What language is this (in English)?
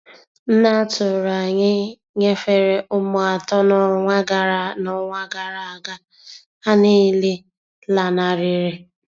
Igbo